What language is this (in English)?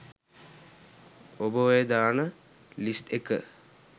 Sinhala